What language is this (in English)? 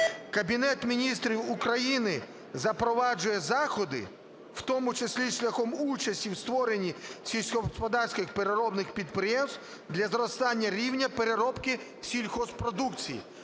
Ukrainian